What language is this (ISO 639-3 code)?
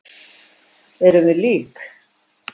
isl